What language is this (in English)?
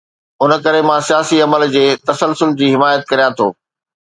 Sindhi